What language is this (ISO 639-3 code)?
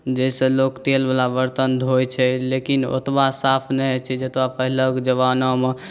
mai